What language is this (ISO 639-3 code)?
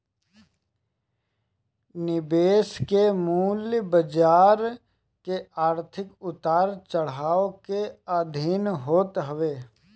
bho